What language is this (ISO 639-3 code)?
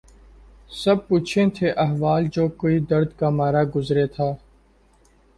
urd